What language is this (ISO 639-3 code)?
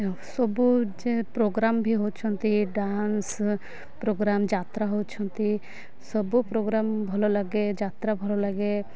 ori